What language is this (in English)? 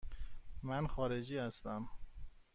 Persian